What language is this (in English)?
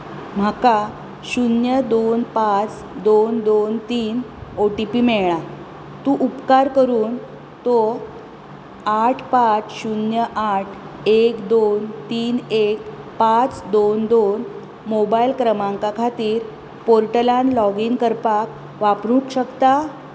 Konkani